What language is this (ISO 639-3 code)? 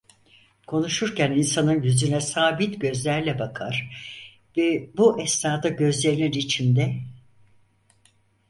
tur